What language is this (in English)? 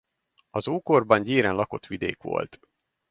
Hungarian